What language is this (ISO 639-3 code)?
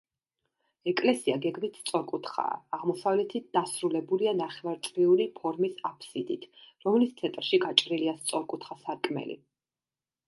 kat